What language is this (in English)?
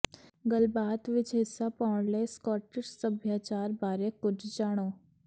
Punjabi